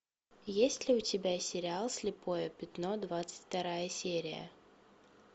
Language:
Russian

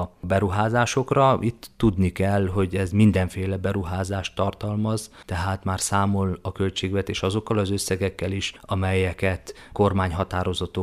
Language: Hungarian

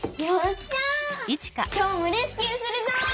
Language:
Japanese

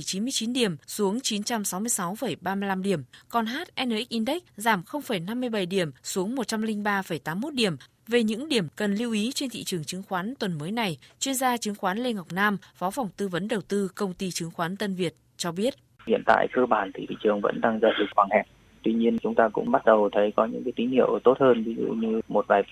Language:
Vietnamese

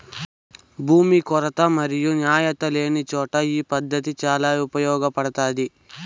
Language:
Telugu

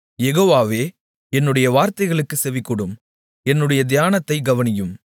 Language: Tamil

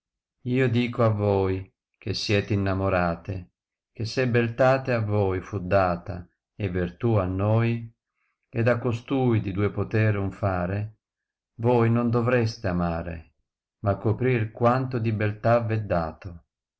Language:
Italian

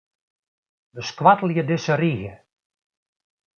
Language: Western Frisian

